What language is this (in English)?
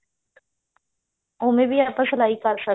Punjabi